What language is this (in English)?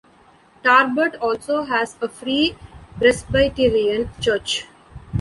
English